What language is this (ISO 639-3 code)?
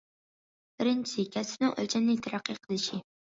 uig